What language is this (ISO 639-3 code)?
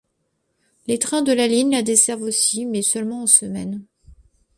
fra